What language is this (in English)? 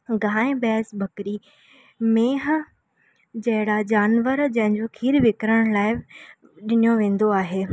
Sindhi